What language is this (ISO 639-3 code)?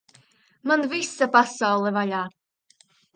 lav